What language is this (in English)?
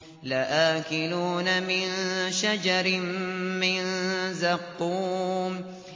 Arabic